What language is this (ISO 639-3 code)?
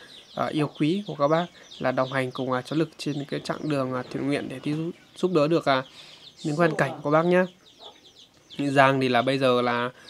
vie